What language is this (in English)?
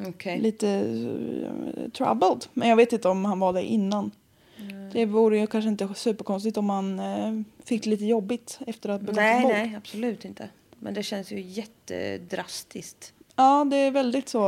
Swedish